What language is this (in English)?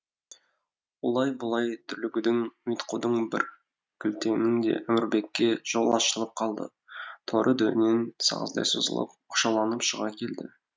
Kazakh